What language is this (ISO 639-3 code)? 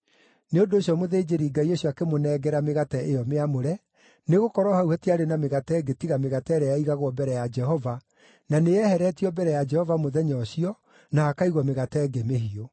kik